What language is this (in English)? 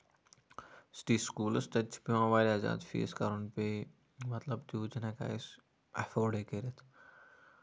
Kashmiri